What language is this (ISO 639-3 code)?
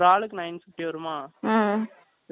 tam